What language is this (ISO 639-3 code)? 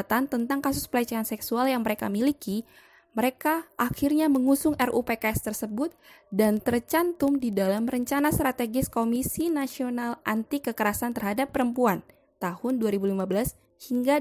ind